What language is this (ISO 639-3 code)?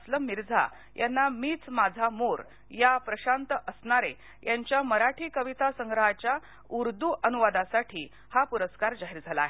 mar